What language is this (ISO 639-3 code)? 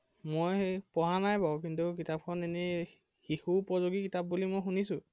asm